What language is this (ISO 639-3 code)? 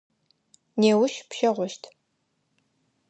ady